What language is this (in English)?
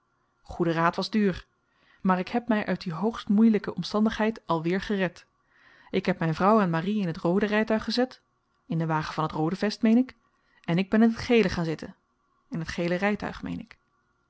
Dutch